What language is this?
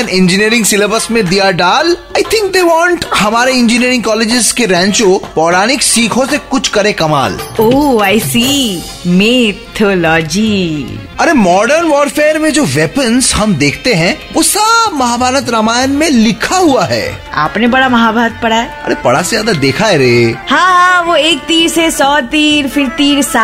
Hindi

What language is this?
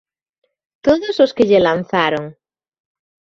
Galician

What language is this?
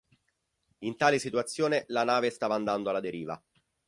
Italian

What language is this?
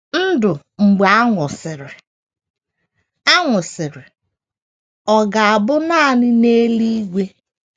Igbo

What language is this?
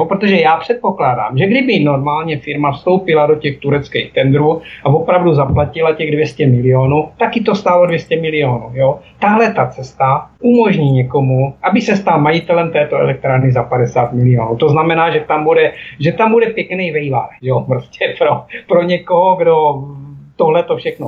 Czech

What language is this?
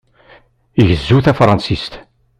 Kabyle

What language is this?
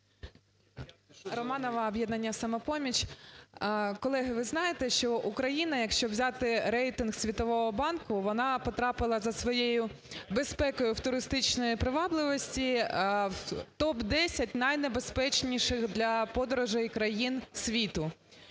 Ukrainian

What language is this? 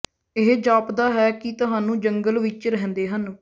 Punjabi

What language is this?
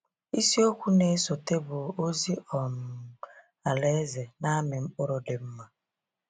Igbo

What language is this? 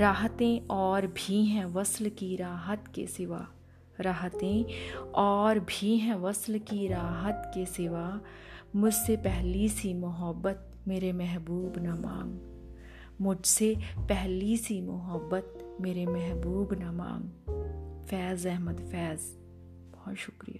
Hindi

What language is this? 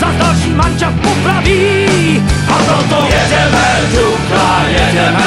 Czech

